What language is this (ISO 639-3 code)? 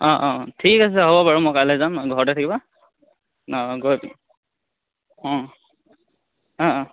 asm